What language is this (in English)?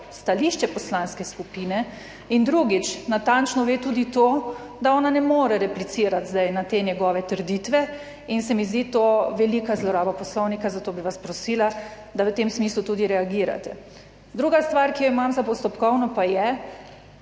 Slovenian